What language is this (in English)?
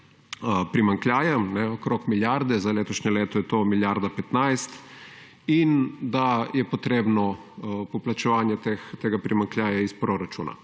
Slovenian